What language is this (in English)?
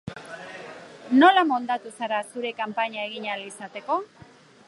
Basque